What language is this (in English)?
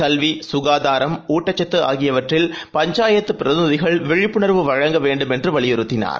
Tamil